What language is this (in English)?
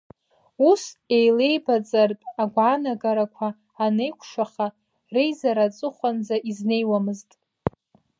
Abkhazian